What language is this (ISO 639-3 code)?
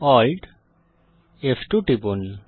ben